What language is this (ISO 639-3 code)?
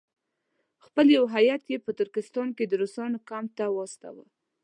pus